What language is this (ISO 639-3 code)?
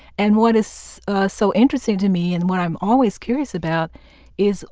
eng